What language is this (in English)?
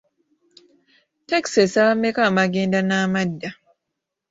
Ganda